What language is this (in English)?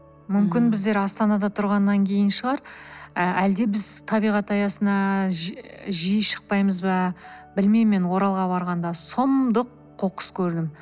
Kazakh